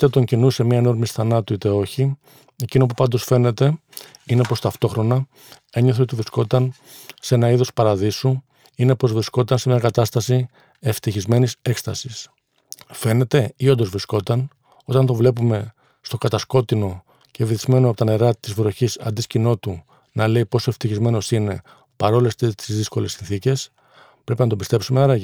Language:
Greek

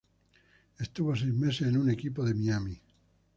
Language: Spanish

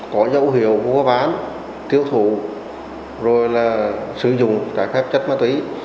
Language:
Vietnamese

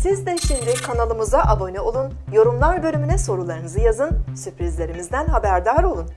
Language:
Turkish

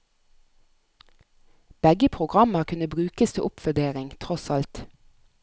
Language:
Norwegian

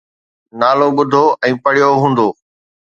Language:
Sindhi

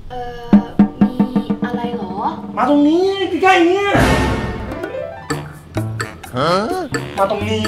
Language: Thai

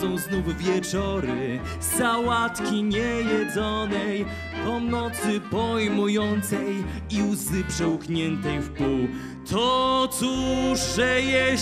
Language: Polish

